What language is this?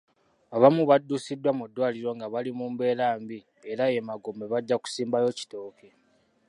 Ganda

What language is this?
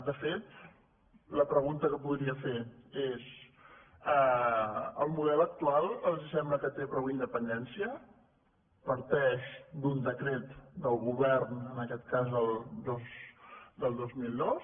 Catalan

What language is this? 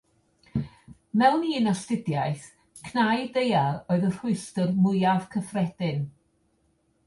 Welsh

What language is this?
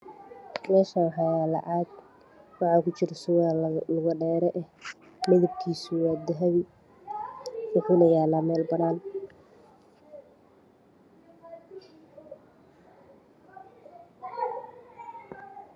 Somali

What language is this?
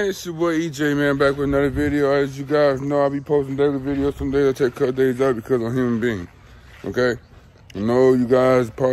English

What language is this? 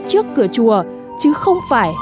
Vietnamese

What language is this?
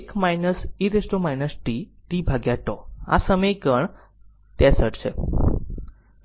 Gujarati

